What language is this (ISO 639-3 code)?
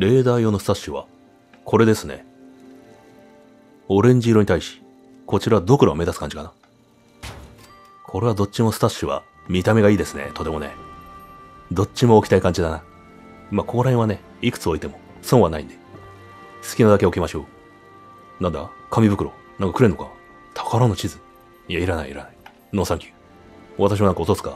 jpn